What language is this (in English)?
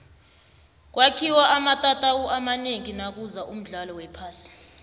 South Ndebele